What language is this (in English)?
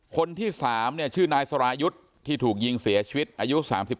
Thai